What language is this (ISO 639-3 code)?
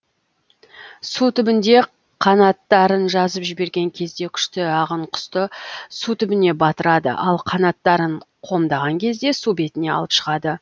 kaz